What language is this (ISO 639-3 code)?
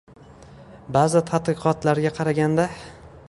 uzb